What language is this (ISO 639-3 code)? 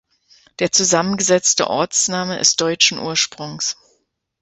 deu